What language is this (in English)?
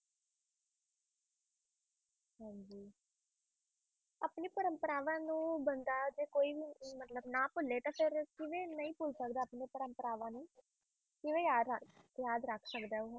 Punjabi